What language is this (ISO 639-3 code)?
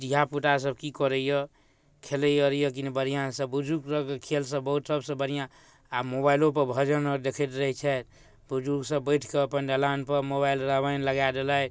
mai